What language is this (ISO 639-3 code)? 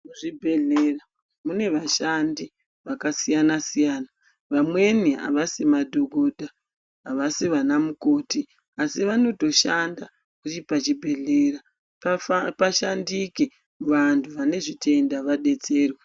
ndc